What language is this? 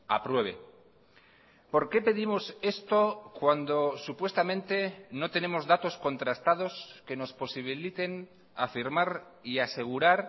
Spanish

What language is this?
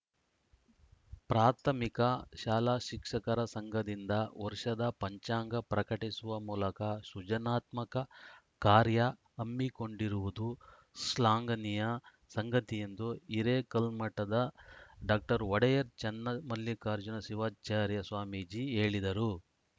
Kannada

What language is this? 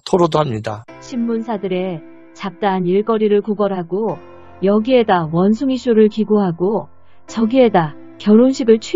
Korean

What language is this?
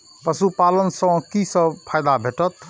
Maithili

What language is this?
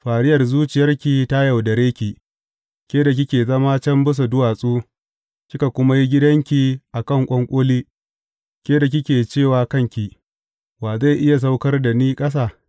Hausa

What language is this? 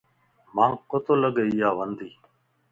Lasi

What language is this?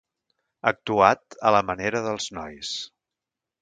Catalan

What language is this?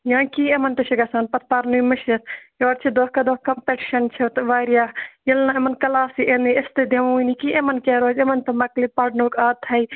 Kashmiri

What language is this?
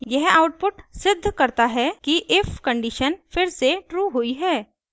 Hindi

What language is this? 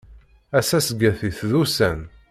Kabyle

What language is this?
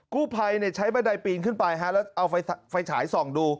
Thai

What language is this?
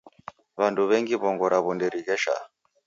Taita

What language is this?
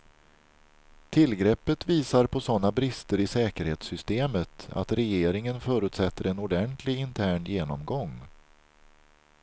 Swedish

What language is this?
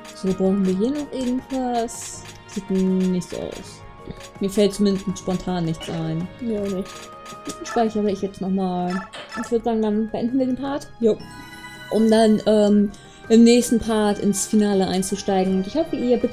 German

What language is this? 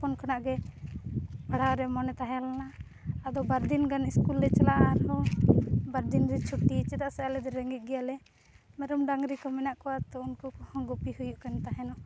Santali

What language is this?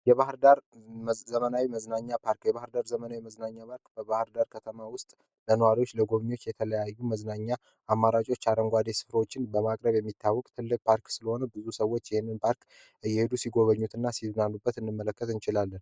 Amharic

